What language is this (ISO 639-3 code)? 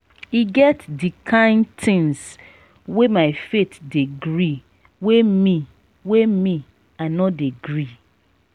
pcm